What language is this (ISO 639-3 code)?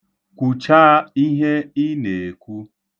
ibo